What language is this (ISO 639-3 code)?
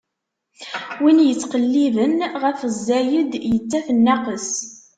kab